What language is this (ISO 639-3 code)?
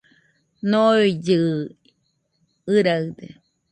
hux